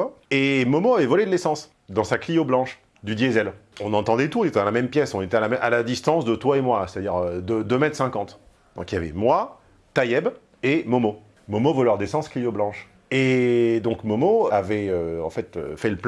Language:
French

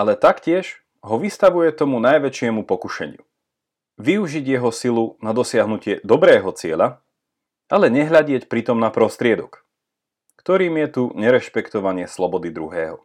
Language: Slovak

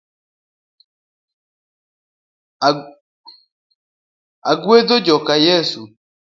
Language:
Luo (Kenya and Tanzania)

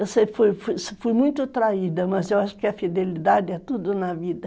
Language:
Portuguese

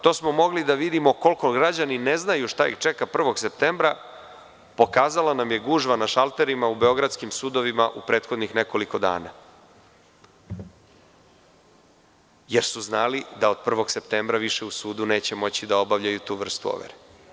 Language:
Serbian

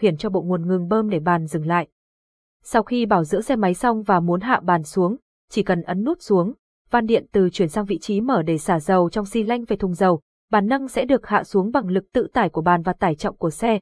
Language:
Vietnamese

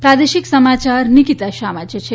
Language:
Gujarati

